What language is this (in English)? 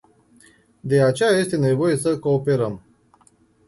Romanian